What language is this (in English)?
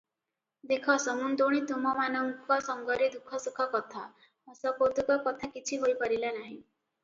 Odia